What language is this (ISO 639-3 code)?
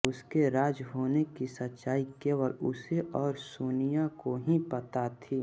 hin